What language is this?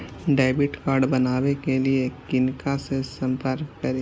Maithili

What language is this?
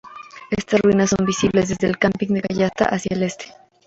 Spanish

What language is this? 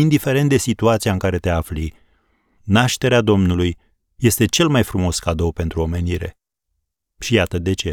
Romanian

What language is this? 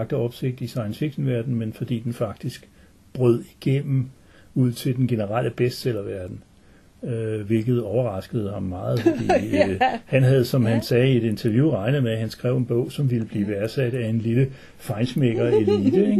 Danish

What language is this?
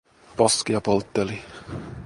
Finnish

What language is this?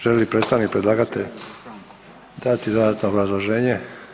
Croatian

